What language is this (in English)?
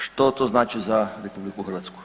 Croatian